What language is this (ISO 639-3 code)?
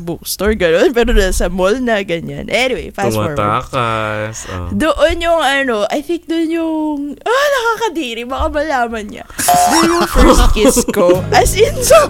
fil